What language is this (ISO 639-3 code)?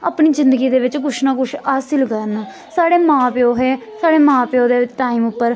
doi